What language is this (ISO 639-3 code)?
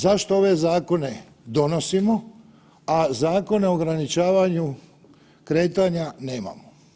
hrv